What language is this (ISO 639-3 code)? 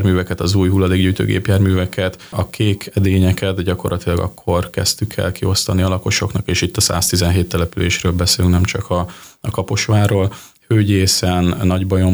hun